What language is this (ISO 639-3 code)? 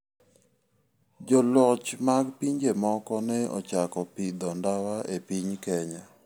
luo